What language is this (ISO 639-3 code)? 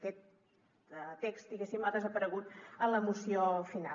cat